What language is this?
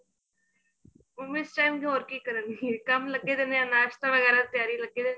Punjabi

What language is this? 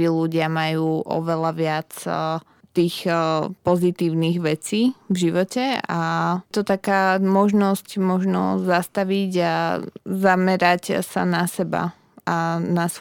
Slovak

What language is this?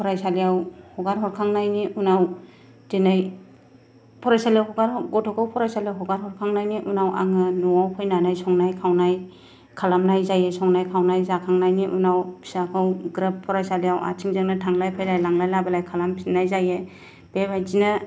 Bodo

